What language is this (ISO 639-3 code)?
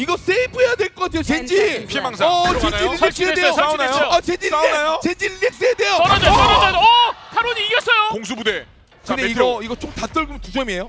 kor